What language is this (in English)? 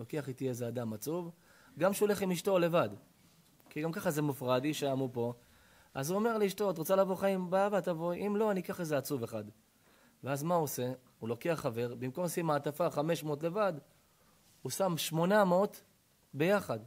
Hebrew